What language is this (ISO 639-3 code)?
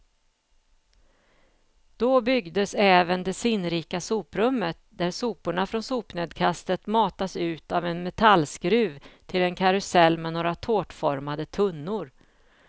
swe